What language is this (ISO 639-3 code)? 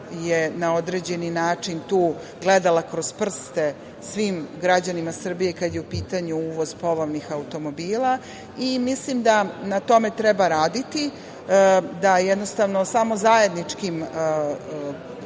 srp